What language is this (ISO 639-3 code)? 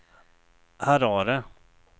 swe